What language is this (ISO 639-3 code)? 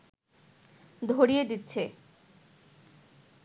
ben